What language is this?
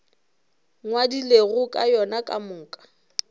Northern Sotho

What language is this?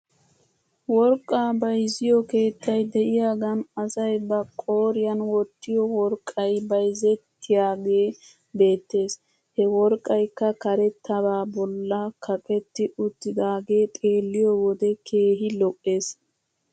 Wolaytta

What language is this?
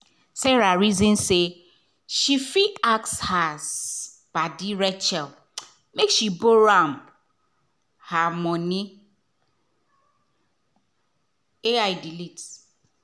Nigerian Pidgin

